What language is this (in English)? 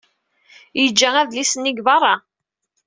Kabyle